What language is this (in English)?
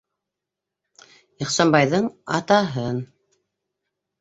Bashkir